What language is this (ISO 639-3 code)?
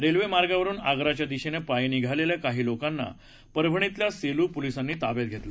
mar